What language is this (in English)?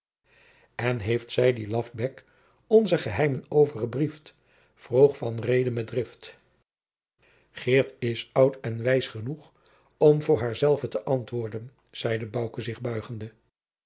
Dutch